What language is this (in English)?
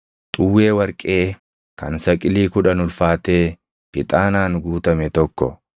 Oromo